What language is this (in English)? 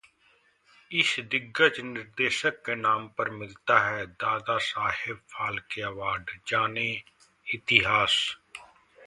Hindi